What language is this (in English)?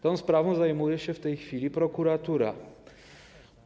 Polish